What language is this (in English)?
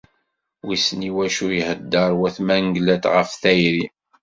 Kabyle